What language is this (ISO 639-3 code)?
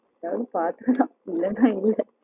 tam